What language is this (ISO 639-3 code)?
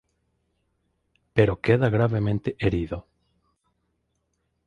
spa